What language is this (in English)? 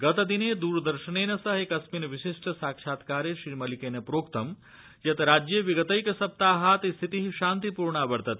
Sanskrit